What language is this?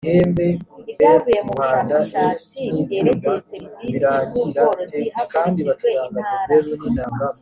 Kinyarwanda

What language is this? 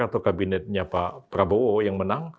Indonesian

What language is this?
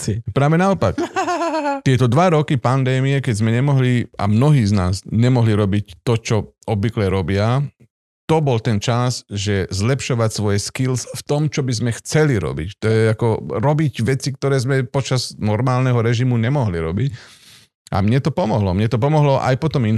Slovak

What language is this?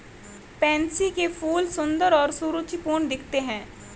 Hindi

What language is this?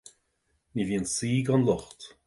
Irish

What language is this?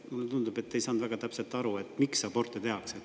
Estonian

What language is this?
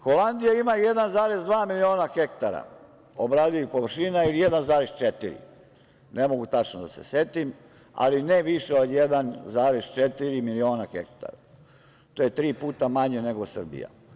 Serbian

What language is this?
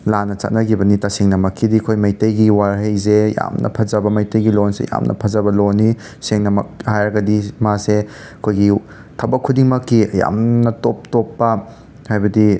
Manipuri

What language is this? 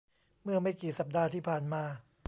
Thai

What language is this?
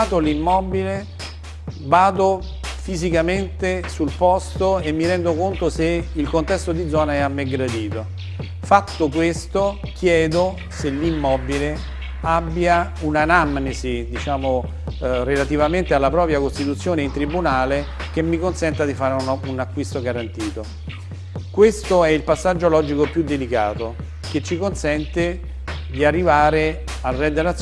Italian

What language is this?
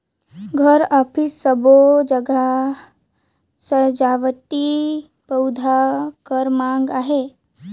Chhattisgarhi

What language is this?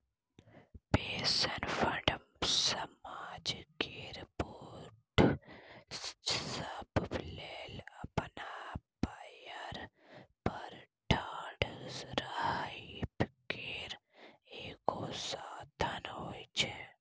Maithili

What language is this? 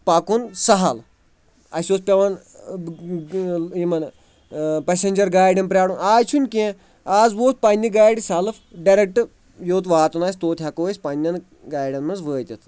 Kashmiri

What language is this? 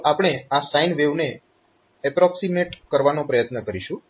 Gujarati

